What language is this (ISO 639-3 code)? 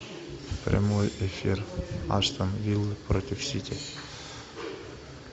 rus